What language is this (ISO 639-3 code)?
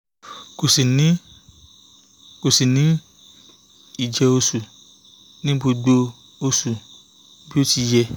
yor